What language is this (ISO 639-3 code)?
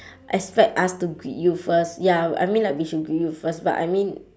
eng